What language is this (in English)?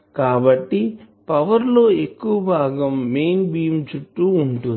Telugu